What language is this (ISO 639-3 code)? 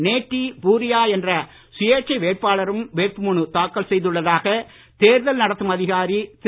tam